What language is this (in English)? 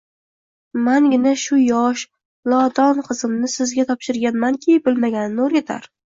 Uzbek